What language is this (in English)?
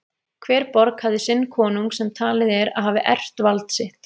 Icelandic